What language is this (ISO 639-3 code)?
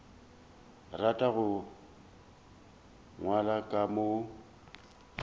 nso